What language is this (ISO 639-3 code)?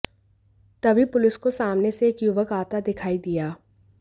hin